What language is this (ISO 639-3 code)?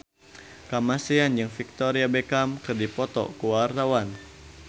sun